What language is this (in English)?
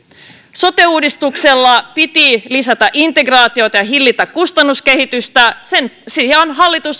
Finnish